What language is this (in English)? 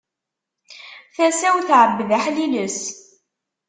Kabyle